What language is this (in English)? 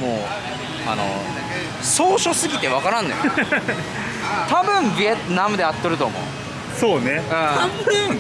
Japanese